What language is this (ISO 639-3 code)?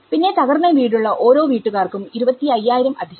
mal